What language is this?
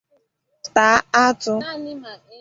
Igbo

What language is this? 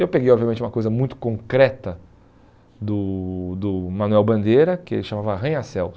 Portuguese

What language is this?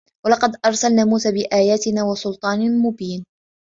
Arabic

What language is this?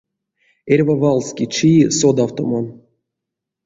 Erzya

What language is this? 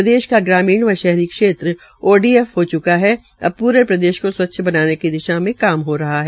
Hindi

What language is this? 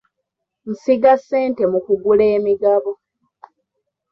Ganda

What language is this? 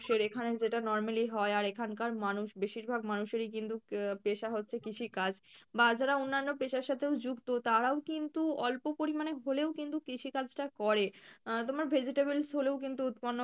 Bangla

